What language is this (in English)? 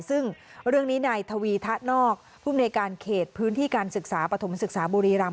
Thai